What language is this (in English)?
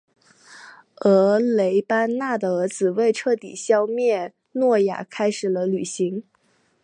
Chinese